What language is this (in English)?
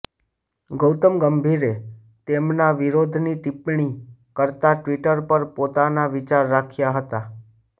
Gujarati